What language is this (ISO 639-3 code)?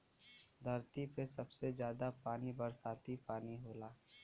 bho